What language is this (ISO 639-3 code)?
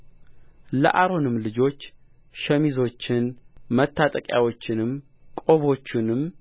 amh